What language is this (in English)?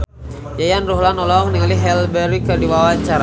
Sundanese